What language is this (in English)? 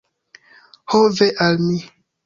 Esperanto